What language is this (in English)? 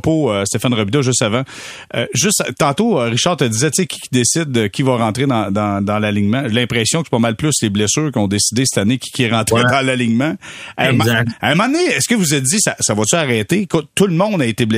French